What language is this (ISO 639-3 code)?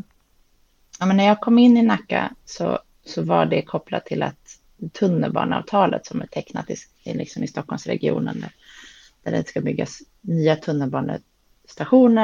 swe